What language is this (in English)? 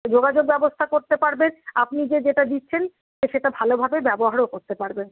Bangla